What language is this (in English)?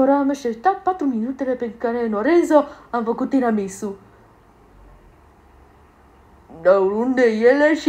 Romanian